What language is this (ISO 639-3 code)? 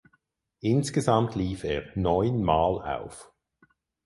deu